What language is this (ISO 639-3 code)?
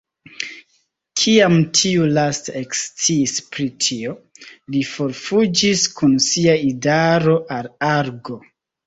epo